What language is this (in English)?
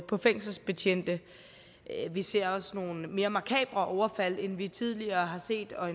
Danish